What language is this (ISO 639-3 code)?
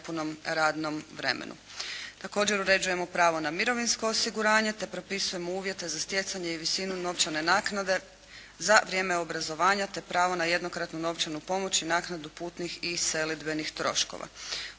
hrv